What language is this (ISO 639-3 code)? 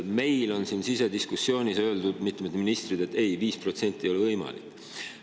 est